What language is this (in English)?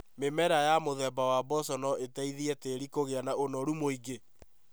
Kikuyu